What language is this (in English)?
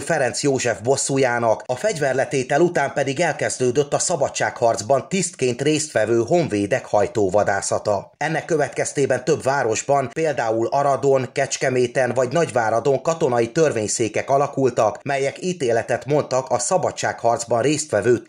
Hungarian